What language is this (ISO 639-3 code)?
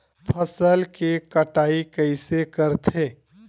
hne